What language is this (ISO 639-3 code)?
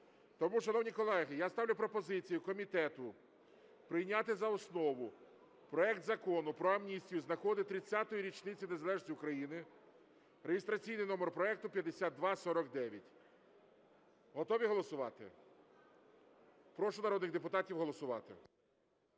ukr